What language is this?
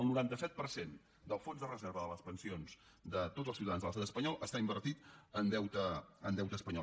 Catalan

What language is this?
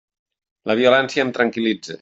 Catalan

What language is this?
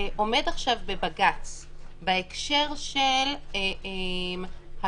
Hebrew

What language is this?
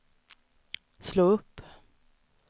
Swedish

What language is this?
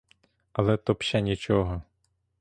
Ukrainian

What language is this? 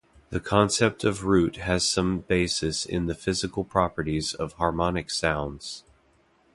English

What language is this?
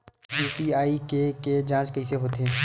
Chhattisgarhi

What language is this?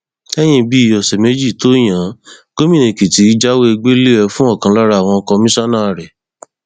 Yoruba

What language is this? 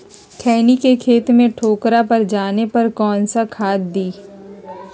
Magahi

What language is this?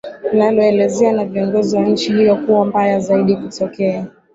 Swahili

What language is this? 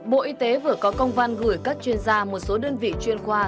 Vietnamese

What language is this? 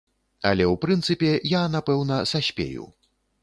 Belarusian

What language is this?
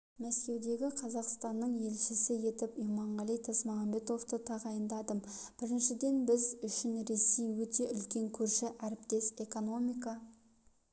Kazakh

